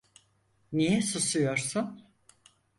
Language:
Turkish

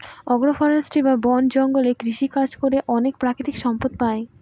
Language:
Bangla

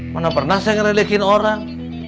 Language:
Indonesian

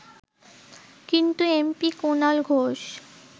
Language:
Bangla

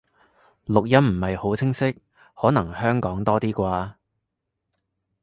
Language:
Cantonese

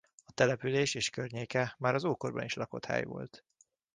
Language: Hungarian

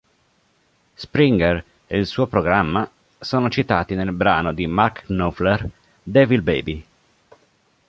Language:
Italian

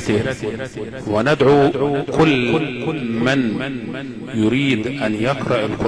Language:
Arabic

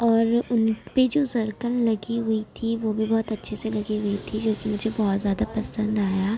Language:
Urdu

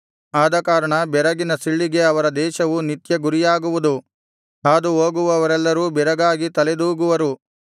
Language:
Kannada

